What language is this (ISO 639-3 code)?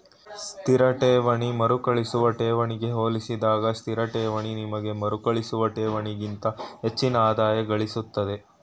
kan